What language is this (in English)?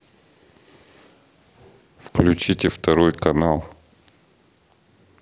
Russian